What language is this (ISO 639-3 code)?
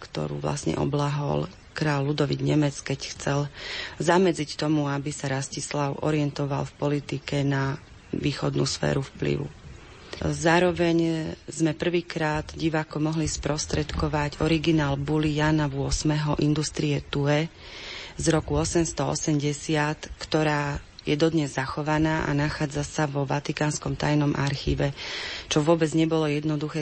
slk